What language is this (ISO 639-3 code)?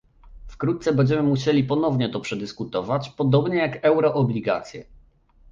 pol